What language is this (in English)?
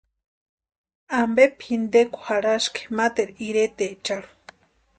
Western Highland Purepecha